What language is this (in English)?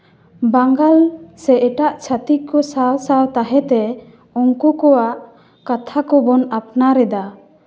Santali